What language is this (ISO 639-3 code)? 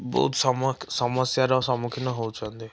ori